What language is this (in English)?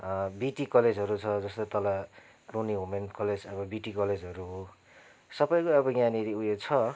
Nepali